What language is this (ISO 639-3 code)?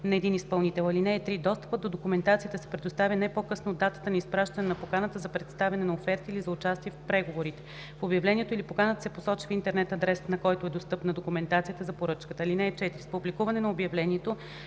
bul